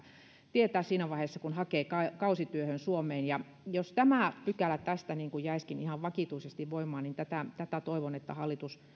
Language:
Finnish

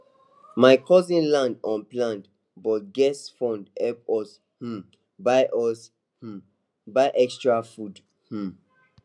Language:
Nigerian Pidgin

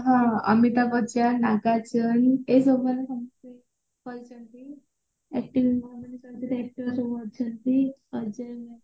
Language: Odia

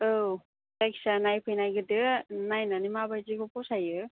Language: Bodo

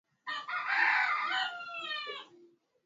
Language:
Swahili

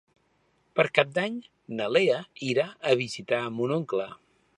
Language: Catalan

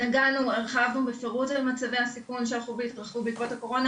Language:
Hebrew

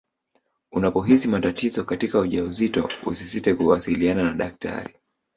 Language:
Swahili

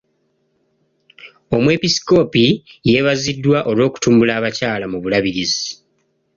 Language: Ganda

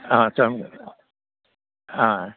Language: Bodo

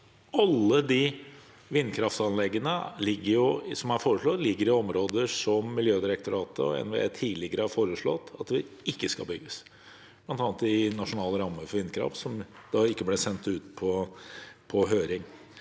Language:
Norwegian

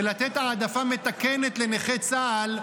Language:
Hebrew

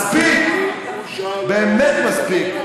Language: Hebrew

